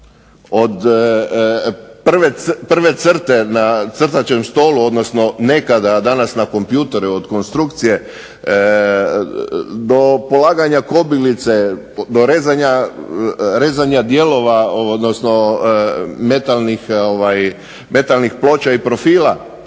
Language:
Croatian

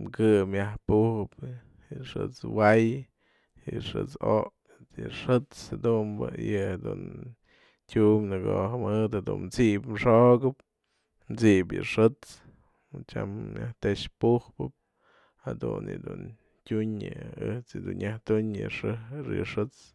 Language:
Mazatlán Mixe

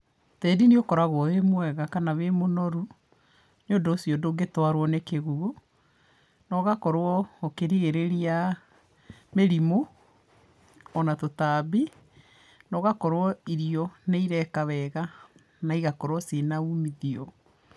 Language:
Kikuyu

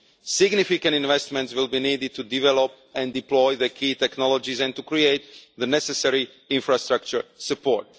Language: English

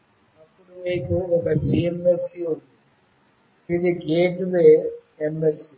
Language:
Telugu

